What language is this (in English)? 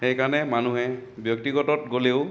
Assamese